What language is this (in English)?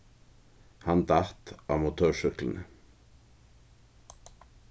Faroese